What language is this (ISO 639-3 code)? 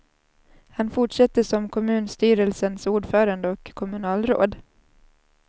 swe